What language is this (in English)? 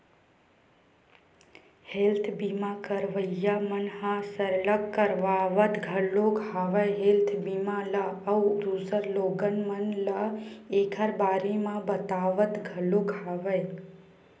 Chhattisgarhi